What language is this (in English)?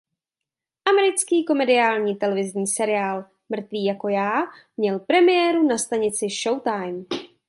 Czech